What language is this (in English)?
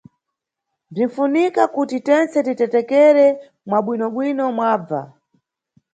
Nyungwe